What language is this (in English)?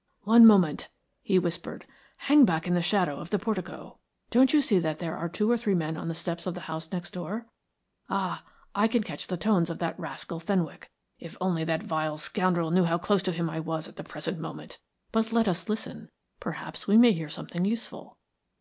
English